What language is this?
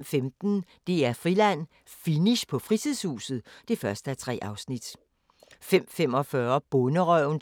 Danish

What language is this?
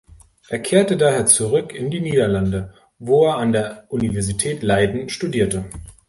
German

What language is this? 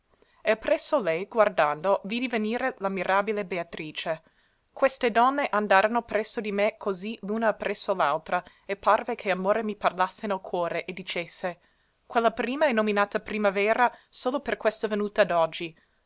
Italian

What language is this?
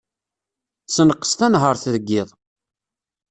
Kabyle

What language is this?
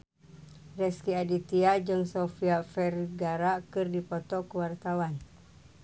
Sundanese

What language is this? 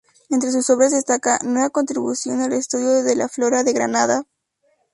Spanish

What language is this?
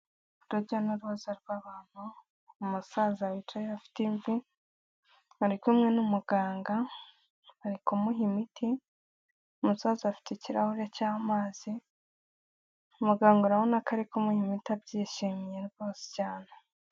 Kinyarwanda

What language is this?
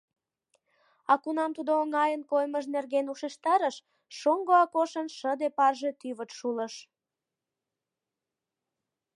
Mari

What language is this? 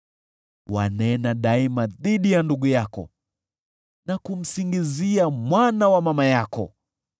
Swahili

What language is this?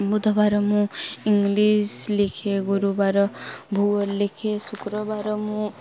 Odia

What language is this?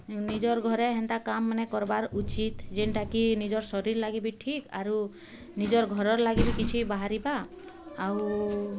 Odia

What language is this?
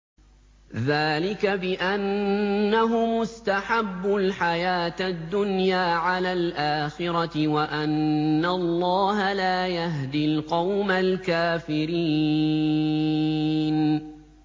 Arabic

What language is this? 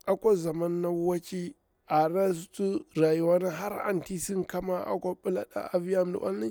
Bura-Pabir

